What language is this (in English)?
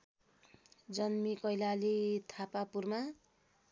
Nepali